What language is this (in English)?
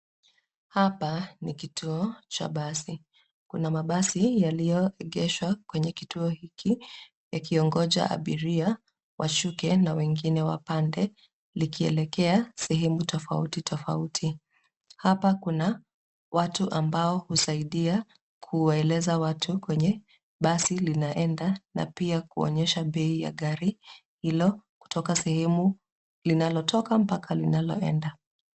Swahili